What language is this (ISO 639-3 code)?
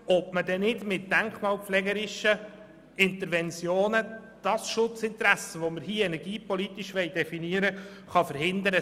gsw